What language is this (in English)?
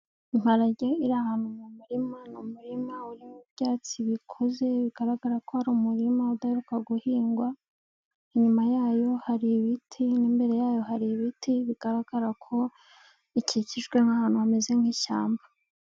Kinyarwanda